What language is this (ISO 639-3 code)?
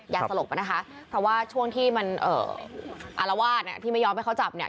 tha